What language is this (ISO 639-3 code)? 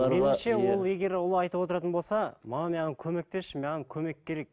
kaz